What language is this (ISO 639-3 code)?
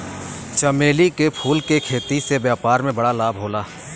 bho